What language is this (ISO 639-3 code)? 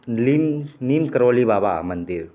mai